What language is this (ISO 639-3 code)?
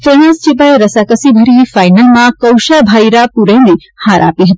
guj